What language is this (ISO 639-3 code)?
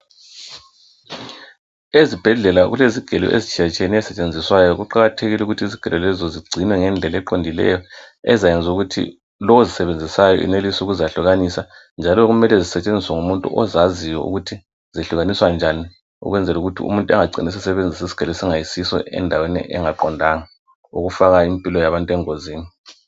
nde